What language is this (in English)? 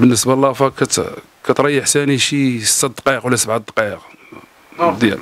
Arabic